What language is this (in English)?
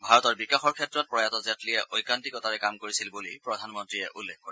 Assamese